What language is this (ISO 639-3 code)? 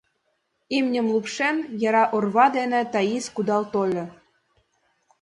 chm